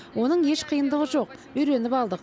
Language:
Kazakh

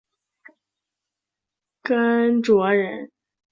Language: Chinese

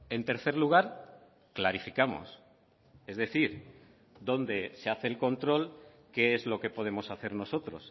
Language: Spanish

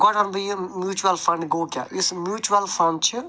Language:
Kashmiri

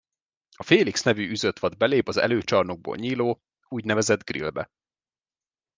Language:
Hungarian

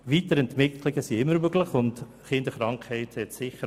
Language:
Swiss German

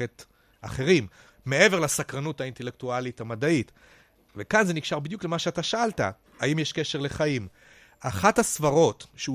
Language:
Hebrew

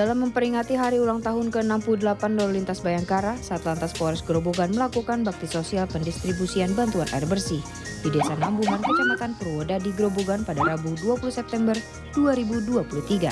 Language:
Indonesian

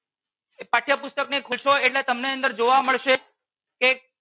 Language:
Gujarati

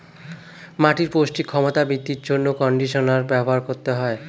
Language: Bangla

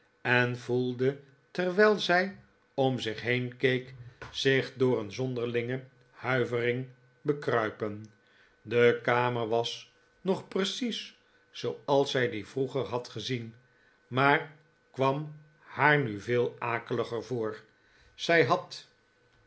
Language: Dutch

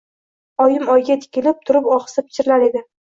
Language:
Uzbek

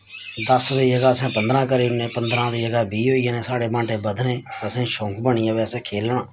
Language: Dogri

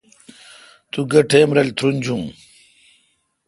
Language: Kalkoti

